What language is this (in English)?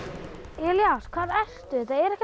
Icelandic